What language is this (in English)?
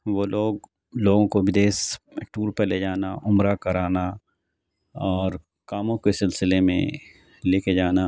Urdu